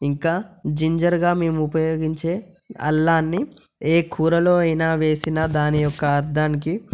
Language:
Telugu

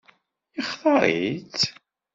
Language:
Kabyle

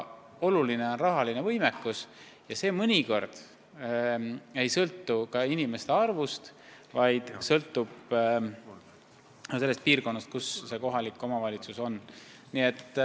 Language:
Estonian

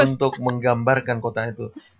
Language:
Indonesian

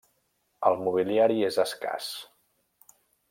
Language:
Catalan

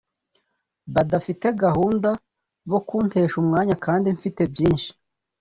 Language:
Kinyarwanda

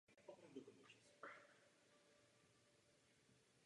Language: Czech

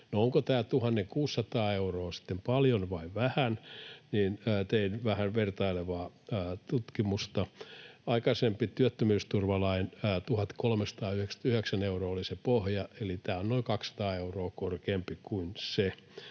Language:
Finnish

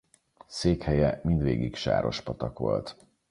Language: Hungarian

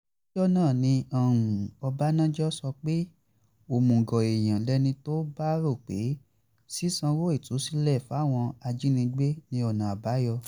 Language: Yoruba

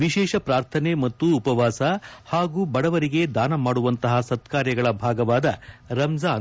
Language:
Kannada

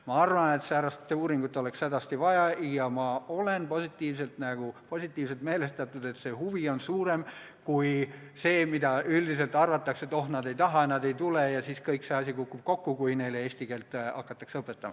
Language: Estonian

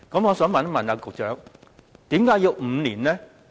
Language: Cantonese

